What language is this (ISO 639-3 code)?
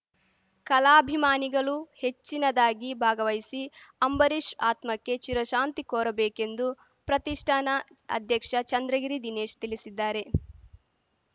kan